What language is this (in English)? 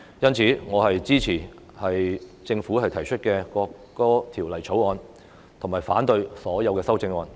Cantonese